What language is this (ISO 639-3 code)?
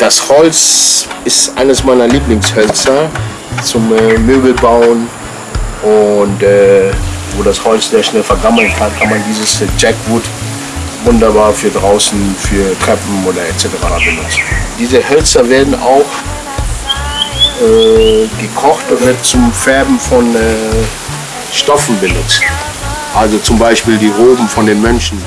deu